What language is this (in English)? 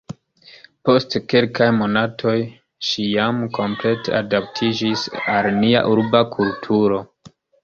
Esperanto